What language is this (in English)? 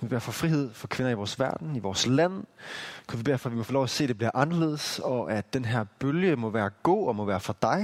Danish